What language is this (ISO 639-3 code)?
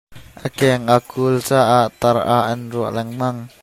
cnh